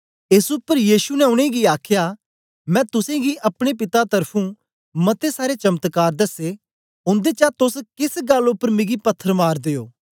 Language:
Dogri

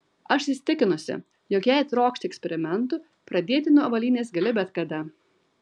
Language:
Lithuanian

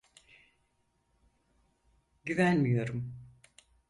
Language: Turkish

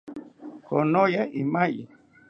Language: South Ucayali Ashéninka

